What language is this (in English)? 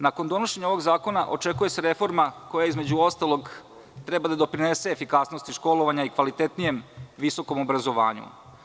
Serbian